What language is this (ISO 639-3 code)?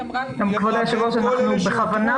heb